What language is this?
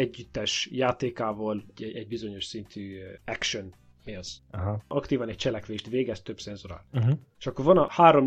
Hungarian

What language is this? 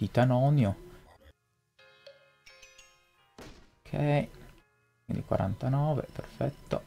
Italian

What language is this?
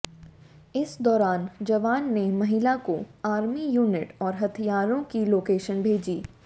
Hindi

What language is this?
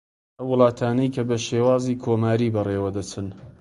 Central Kurdish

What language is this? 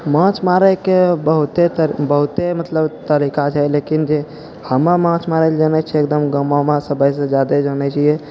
Maithili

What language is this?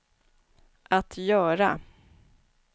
Swedish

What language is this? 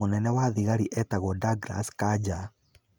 Kikuyu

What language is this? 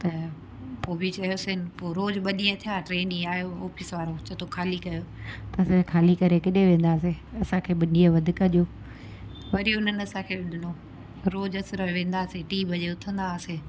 Sindhi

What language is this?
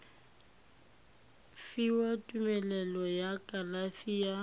Tswana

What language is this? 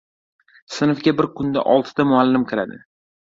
Uzbek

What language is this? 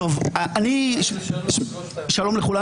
Hebrew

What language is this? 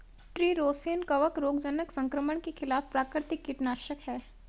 Hindi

